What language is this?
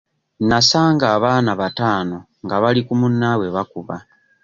Ganda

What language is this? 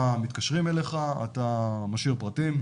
Hebrew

